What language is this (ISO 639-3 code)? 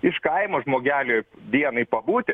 lit